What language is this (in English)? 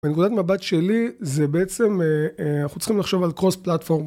Hebrew